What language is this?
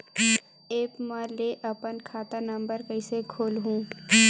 Chhattisgarhi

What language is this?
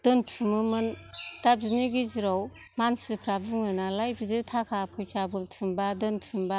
Bodo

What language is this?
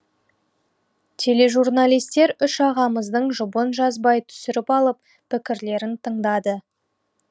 Kazakh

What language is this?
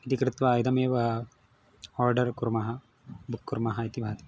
Sanskrit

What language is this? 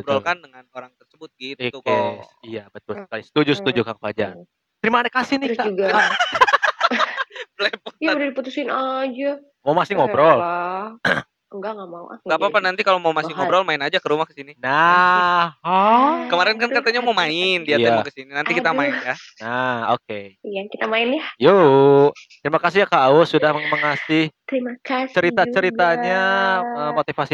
Indonesian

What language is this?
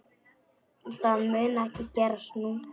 Icelandic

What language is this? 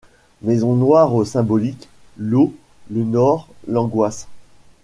French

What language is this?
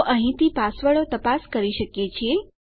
Gujarati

